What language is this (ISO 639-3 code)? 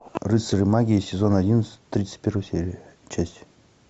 rus